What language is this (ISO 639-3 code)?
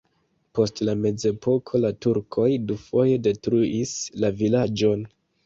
epo